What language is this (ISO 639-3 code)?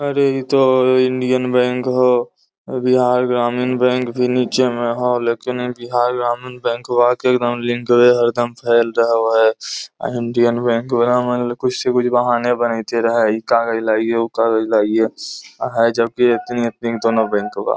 mag